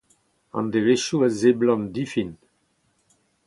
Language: Breton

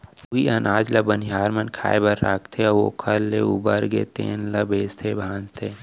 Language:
Chhattisgarhi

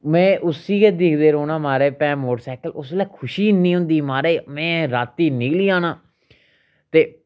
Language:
Dogri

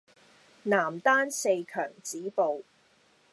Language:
Cantonese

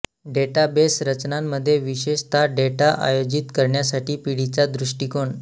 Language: Marathi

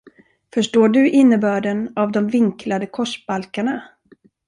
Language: Swedish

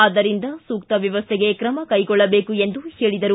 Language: Kannada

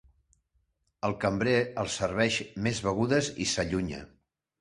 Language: Catalan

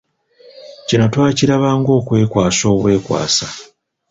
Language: Ganda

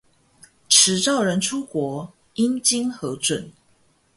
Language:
Chinese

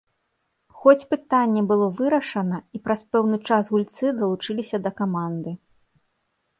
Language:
Belarusian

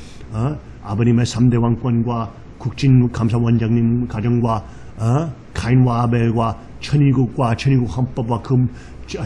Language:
Korean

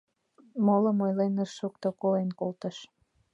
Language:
Mari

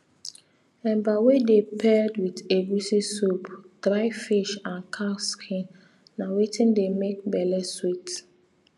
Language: Nigerian Pidgin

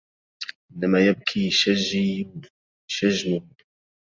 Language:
Arabic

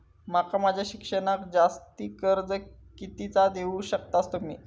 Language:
Marathi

